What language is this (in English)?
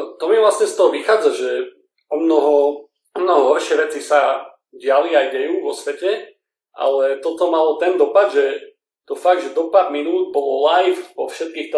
Slovak